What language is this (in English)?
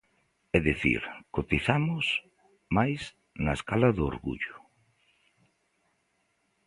Galician